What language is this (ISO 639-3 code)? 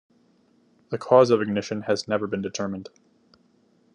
eng